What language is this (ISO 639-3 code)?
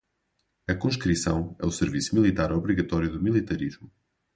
por